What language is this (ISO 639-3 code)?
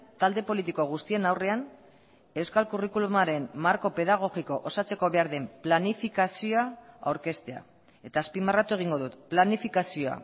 eus